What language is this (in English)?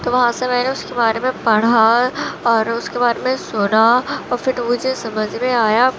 Urdu